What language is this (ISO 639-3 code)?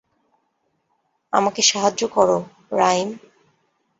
ben